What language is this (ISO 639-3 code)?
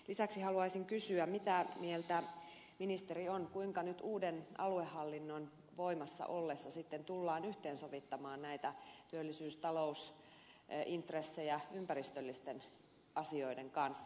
fin